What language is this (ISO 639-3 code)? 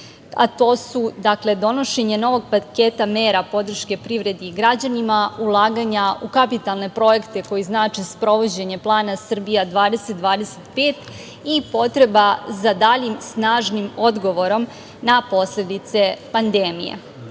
srp